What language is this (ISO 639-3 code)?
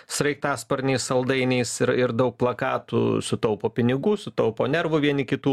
lit